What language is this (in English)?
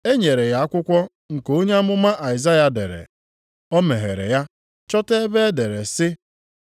Igbo